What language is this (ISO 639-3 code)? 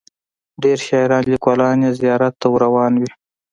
pus